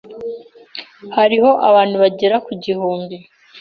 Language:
Kinyarwanda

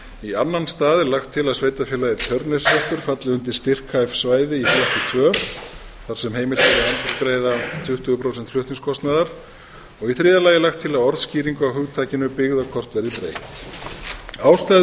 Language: Icelandic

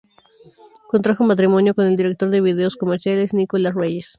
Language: Spanish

